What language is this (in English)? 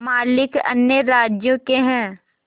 Hindi